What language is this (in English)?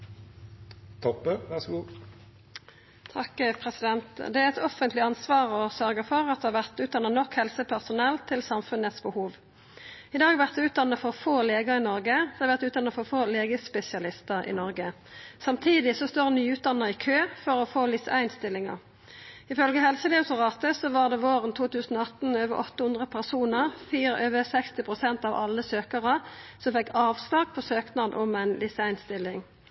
Norwegian Nynorsk